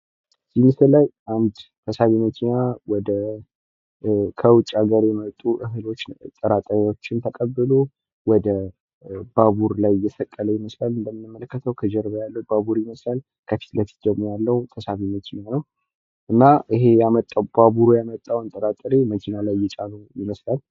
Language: Amharic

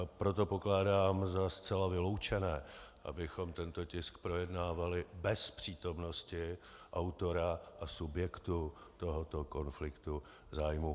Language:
Czech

